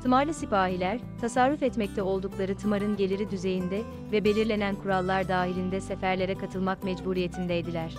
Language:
Turkish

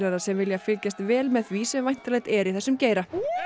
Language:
Icelandic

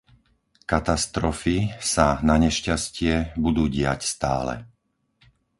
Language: Slovak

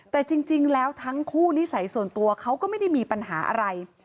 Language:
Thai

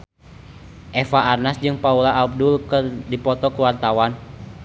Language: Sundanese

